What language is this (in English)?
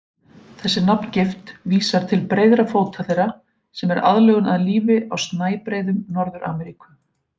Icelandic